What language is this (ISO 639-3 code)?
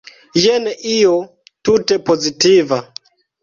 epo